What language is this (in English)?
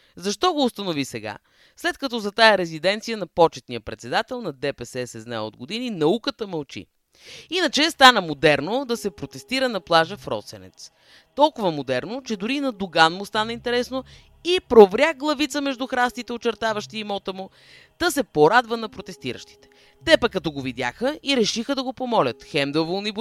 Bulgarian